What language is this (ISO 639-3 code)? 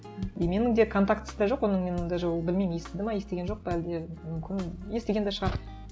kaz